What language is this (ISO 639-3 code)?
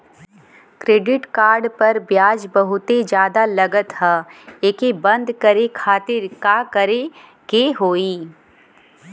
bho